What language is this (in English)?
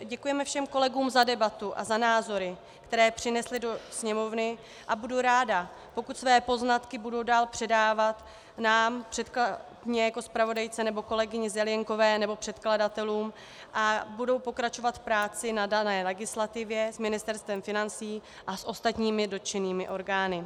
Czech